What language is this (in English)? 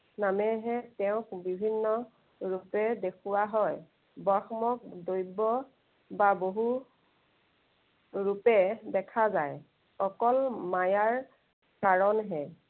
Assamese